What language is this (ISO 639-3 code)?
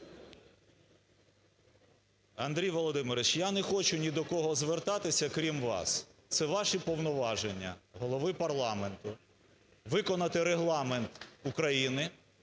ukr